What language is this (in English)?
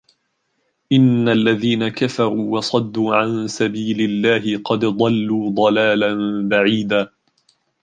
Arabic